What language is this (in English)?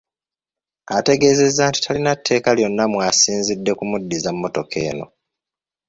Ganda